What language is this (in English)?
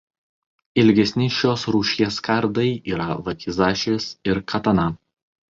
Lithuanian